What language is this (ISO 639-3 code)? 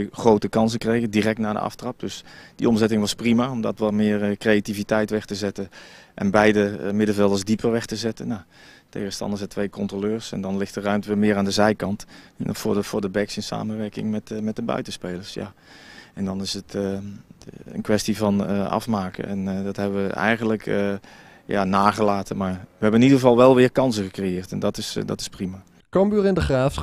nld